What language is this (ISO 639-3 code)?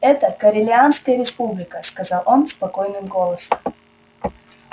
rus